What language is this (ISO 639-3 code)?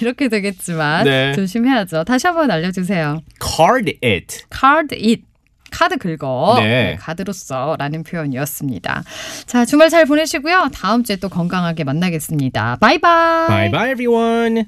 kor